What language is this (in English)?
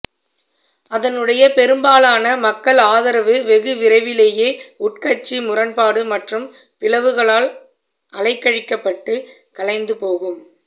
Tamil